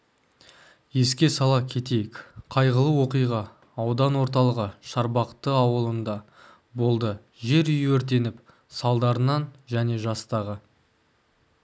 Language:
Kazakh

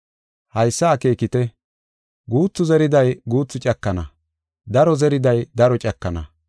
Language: Gofa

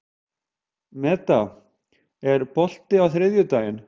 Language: Icelandic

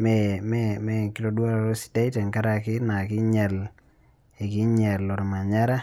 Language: Masai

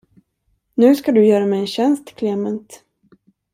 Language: Swedish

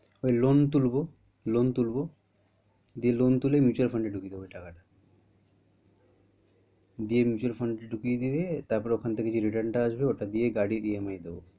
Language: Bangla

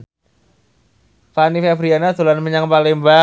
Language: Javanese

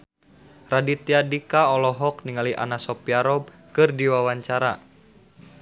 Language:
Sundanese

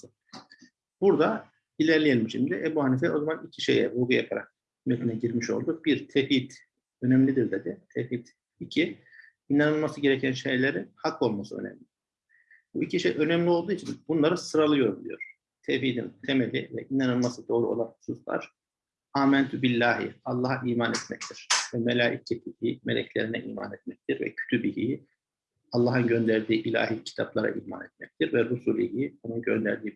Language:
Turkish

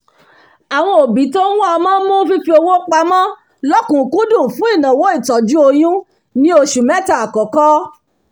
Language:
Yoruba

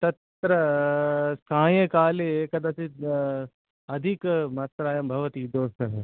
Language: Sanskrit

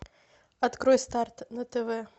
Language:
Russian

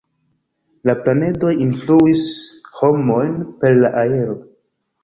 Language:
Esperanto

